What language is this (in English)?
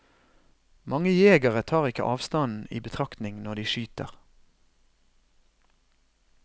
Norwegian